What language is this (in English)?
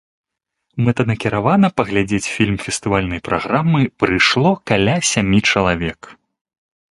Belarusian